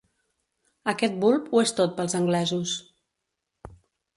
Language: Catalan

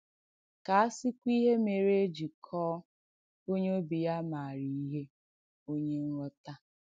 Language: Igbo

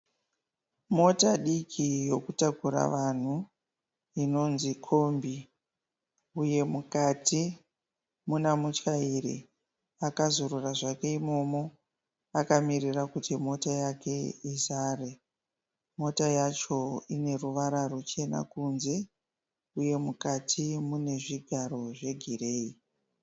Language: Shona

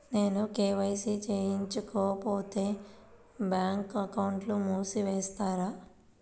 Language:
Telugu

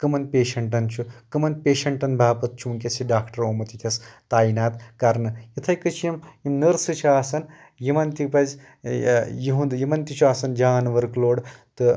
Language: Kashmiri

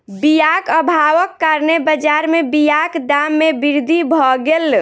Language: Maithili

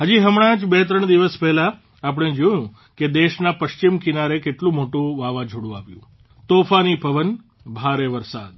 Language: Gujarati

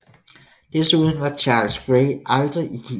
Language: Danish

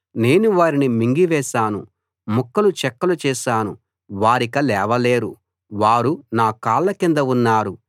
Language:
Telugu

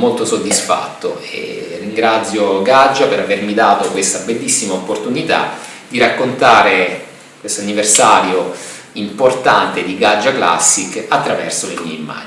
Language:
Italian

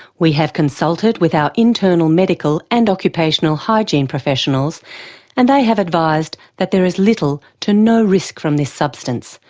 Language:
English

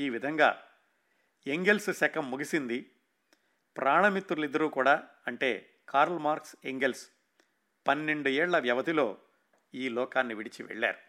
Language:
Telugu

